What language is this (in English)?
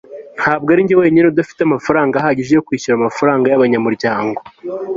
Kinyarwanda